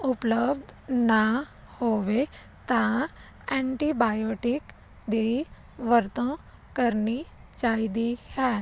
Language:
Punjabi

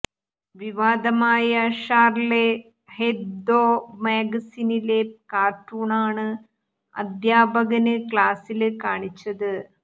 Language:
Malayalam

